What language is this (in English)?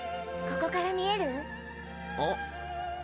Japanese